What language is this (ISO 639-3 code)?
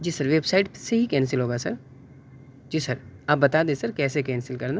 urd